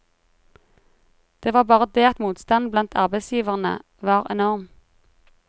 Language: Norwegian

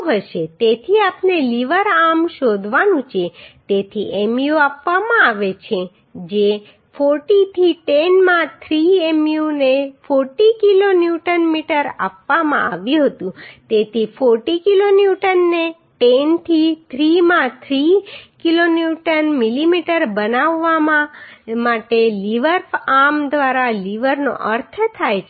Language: Gujarati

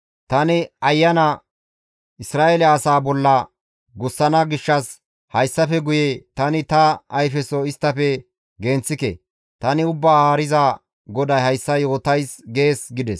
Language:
Gamo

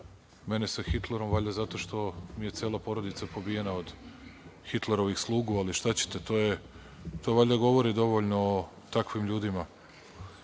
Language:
Serbian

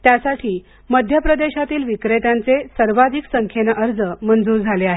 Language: Marathi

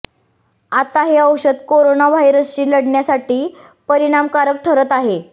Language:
Marathi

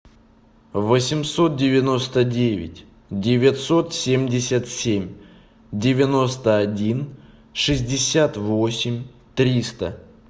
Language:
Russian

